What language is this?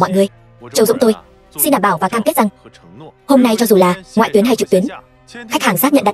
Vietnamese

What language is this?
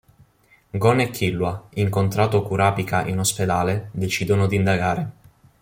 Italian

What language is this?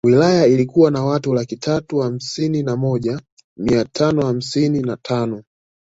Swahili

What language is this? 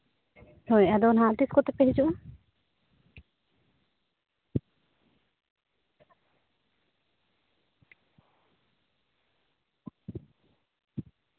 Santali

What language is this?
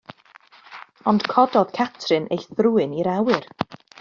Welsh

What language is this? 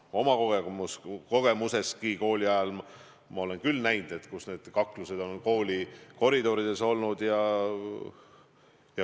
Estonian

